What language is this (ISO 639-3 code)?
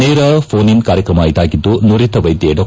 kan